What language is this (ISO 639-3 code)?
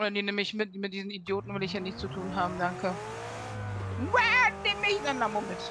deu